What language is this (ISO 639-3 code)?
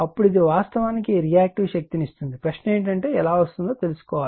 tel